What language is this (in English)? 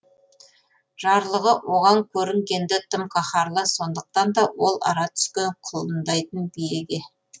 Kazakh